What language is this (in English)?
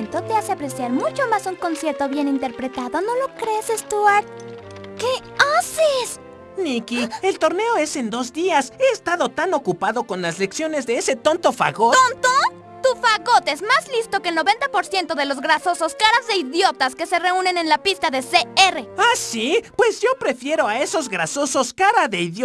Spanish